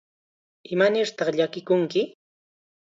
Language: Chiquián Ancash Quechua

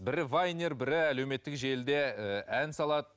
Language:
Kazakh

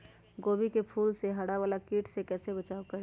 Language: Magahi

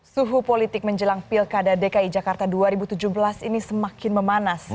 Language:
Indonesian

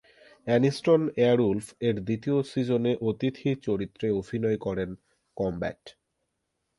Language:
Bangla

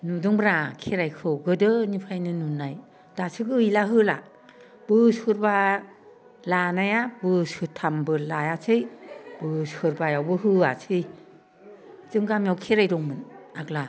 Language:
Bodo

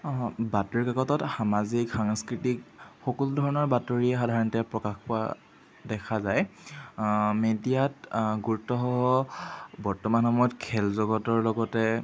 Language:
Assamese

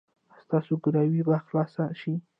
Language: Pashto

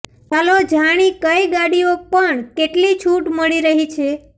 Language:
Gujarati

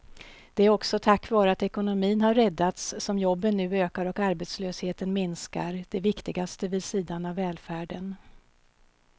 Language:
Swedish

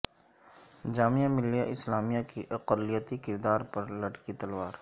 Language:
Urdu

